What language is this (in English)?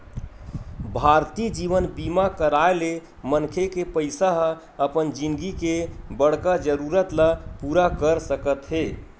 Chhattisgarhi